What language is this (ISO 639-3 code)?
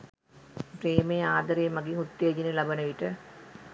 sin